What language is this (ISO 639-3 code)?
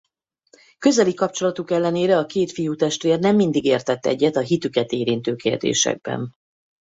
hun